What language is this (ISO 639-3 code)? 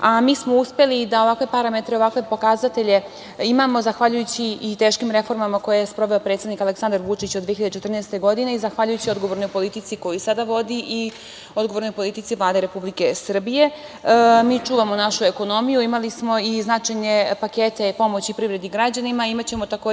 srp